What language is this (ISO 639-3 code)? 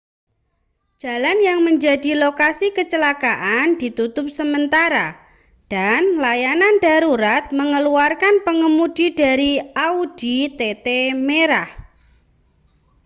ind